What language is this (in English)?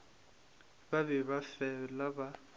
Northern Sotho